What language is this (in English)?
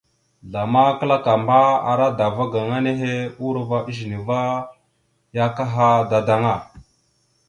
Mada (Cameroon)